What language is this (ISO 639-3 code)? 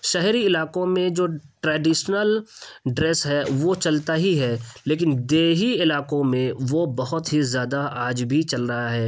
urd